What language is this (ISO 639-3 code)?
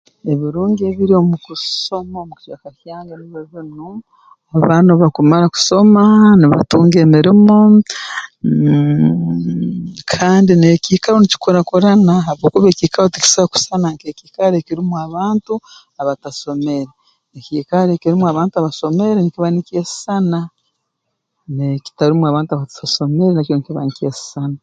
ttj